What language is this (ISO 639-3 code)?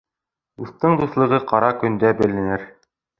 bak